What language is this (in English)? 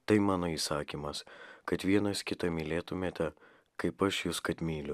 Lithuanian